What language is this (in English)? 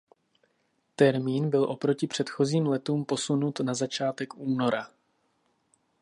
Czech